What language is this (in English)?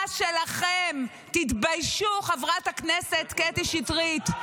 Hebrew